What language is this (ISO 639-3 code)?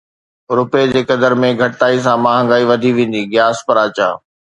snd